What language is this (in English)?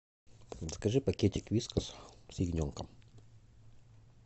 Russian